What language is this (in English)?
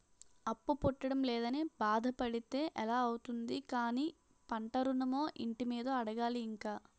Telugu